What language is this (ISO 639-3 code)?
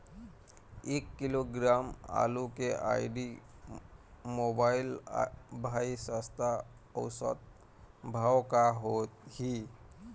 hne